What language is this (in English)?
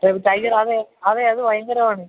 Malayalam